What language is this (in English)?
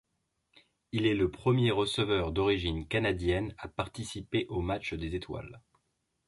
French